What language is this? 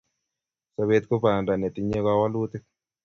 Kalenjin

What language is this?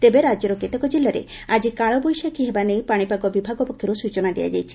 Odia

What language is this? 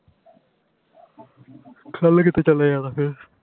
Punjabi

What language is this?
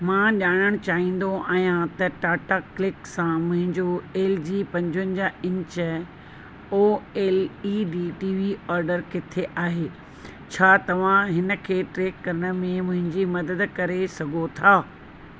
Sindhi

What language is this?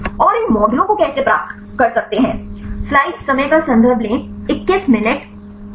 Hindi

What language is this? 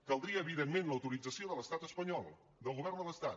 Catalan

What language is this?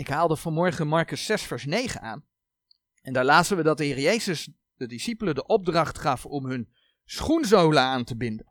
Dutch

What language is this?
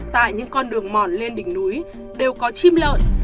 Vietnamese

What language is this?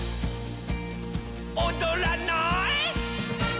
Japanese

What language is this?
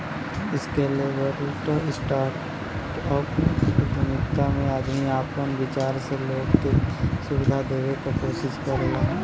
Bhojpuri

